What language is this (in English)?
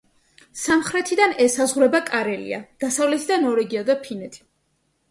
Georgian